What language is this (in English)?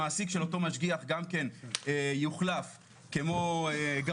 Hebrew